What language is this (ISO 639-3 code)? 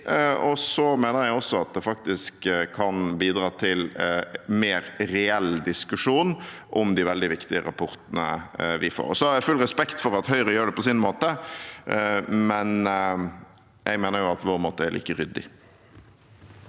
nor